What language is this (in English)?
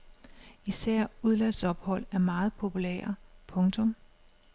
Danish